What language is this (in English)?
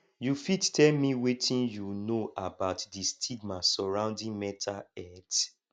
Nigerian Pidgin